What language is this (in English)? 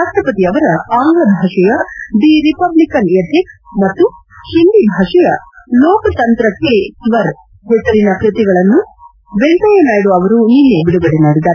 Kannada